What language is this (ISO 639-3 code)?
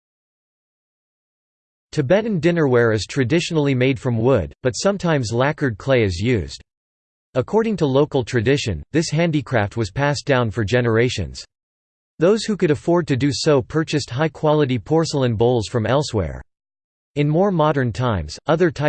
eng